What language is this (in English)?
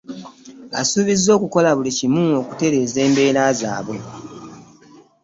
Ganda